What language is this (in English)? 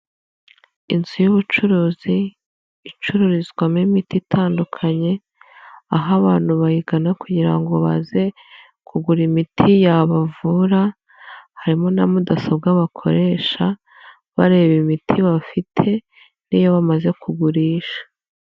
Kinyarwanda